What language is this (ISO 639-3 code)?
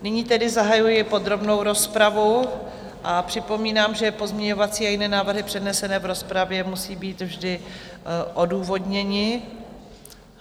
ces